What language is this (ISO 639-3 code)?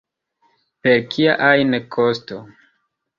epo